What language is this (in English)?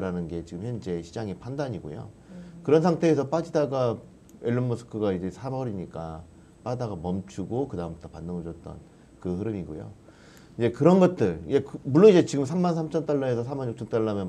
Korean